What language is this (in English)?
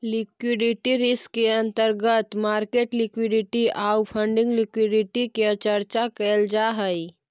Magahi